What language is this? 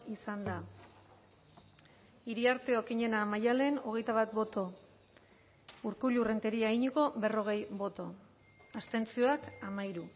Basque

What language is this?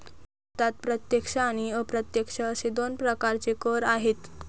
Marathi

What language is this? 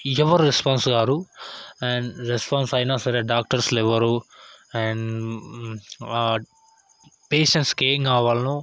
Telugu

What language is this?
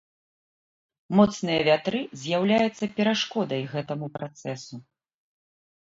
Belarusian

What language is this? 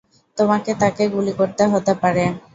Bangla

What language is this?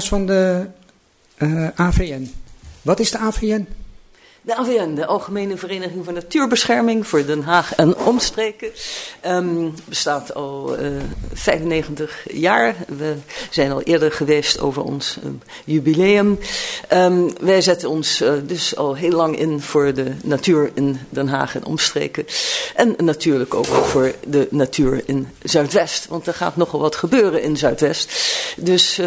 Dutch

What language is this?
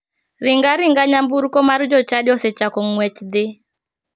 Luo (Kenya and Tanzania)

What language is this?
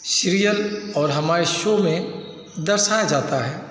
Hindi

